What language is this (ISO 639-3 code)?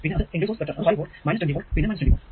mal